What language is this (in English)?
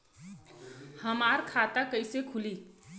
Bhojpuri